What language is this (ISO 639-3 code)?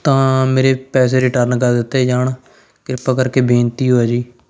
pan